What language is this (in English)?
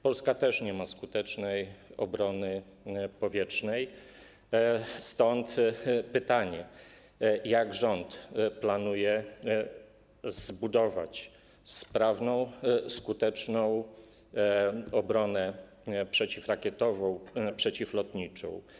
Polish